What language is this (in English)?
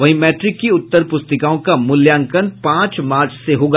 Hindi